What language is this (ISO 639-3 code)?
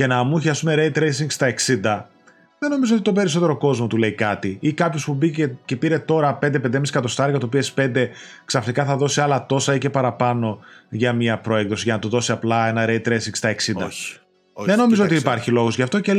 ell